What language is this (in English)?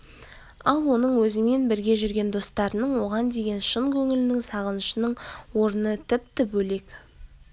Kazakh